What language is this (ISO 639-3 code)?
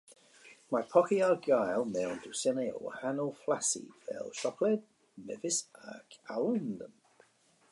cym